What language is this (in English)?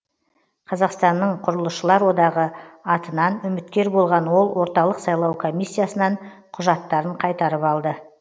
Kazakh